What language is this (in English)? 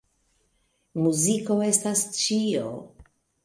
Esperanto